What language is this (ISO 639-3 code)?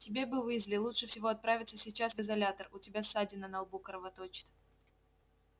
rus